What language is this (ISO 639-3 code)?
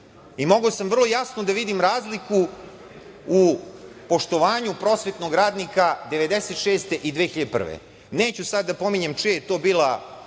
srp